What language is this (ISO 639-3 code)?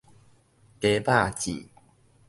nan